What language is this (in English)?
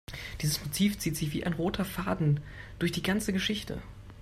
German